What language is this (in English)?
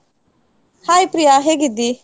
Kannada